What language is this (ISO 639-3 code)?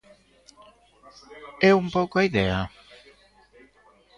glg